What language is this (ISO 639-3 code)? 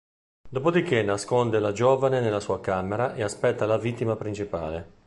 ita